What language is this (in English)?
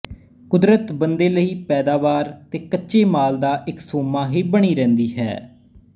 Punjabi